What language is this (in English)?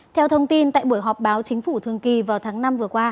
Vietnamese